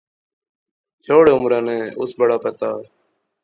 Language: Pahari-Potwari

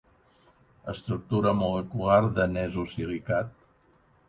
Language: Catalan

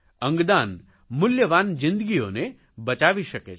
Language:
Gujarati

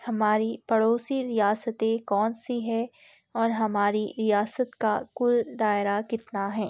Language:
Urdu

